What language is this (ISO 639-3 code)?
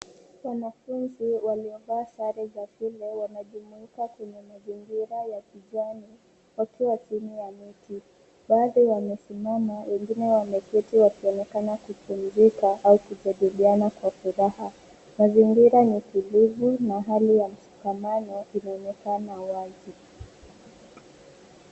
swa